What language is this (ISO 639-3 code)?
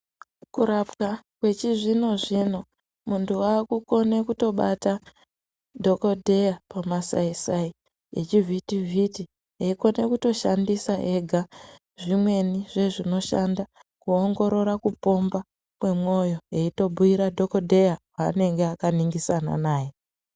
ndc